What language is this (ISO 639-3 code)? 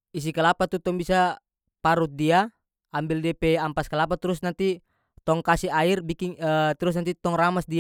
max